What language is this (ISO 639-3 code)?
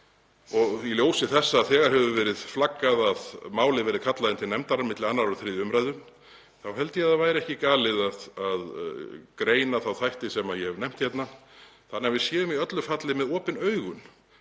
isl